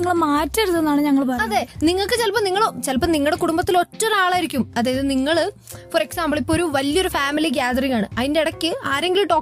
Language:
Malayalam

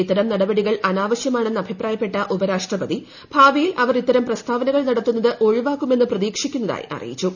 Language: Malayalam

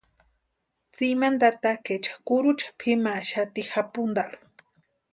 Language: Western Highland Purepecha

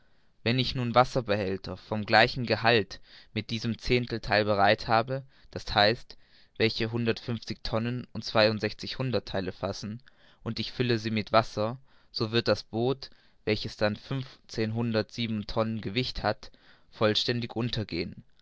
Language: German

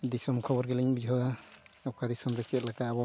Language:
Santali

